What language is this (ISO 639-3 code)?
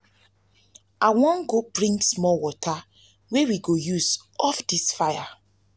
pcm